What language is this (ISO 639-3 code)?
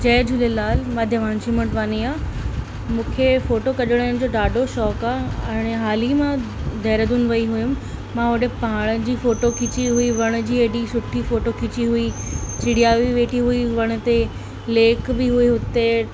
snd